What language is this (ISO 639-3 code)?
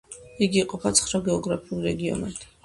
kat